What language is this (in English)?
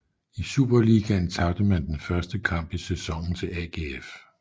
Danish